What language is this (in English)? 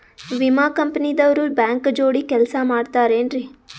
Kannada